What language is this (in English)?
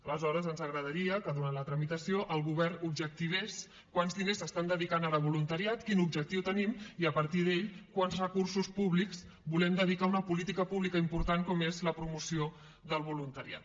Catalan